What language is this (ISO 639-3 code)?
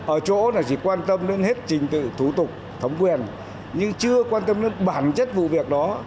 vie